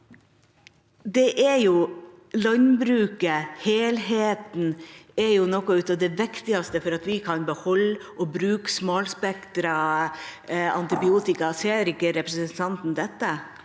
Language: Norwegian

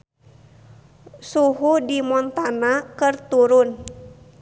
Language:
Sundanese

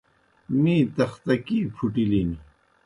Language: Kohistani Shina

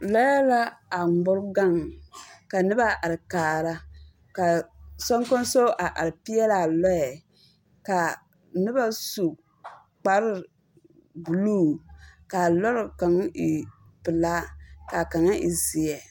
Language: Southern Dagaare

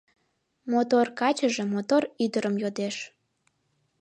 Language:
Mari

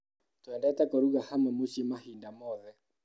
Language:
Kikuyu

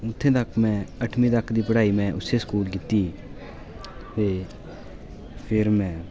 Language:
Dogri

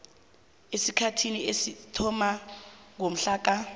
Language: South Ndebele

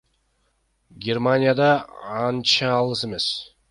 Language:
Kyrgyz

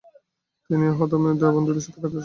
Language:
Bangla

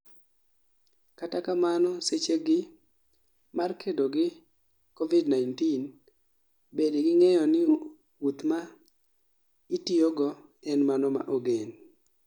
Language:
Luo (Kenya and Tanzania)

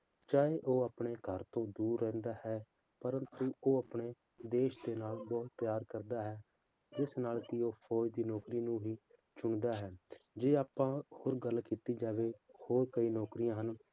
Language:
Punjabi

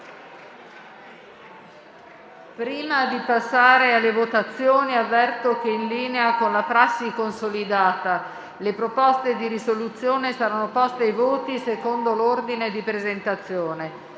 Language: Italian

